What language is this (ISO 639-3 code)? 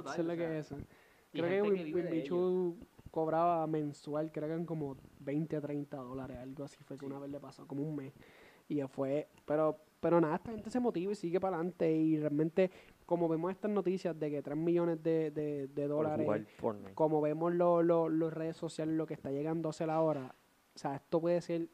spa